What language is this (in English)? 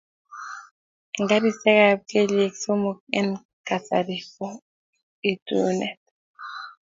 Kalenjin